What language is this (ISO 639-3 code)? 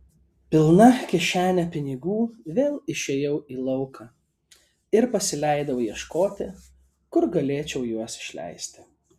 lit